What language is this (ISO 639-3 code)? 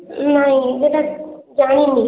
ori